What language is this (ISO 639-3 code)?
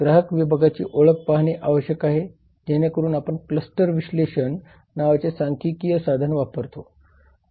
mar